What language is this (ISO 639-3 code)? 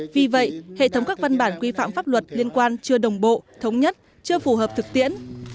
vie